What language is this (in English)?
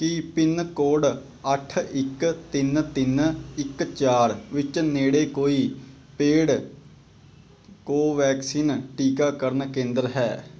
Punjabi